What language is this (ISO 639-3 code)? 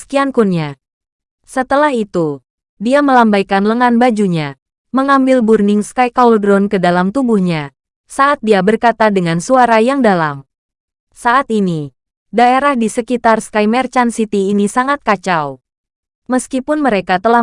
ind